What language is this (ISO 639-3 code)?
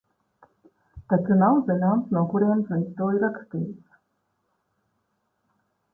lav